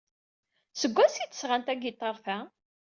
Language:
Kabyle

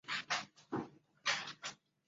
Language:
Chinese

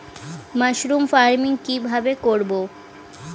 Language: Bangla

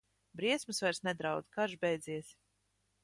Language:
Latvian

